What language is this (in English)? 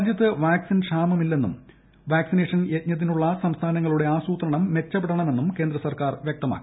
Malayalam